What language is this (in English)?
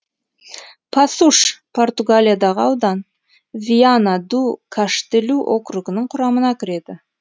Kazakh